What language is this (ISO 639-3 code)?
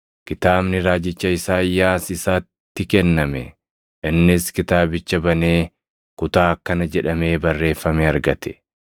orm